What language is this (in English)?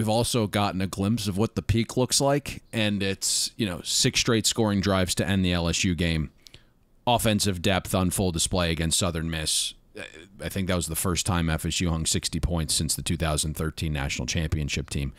English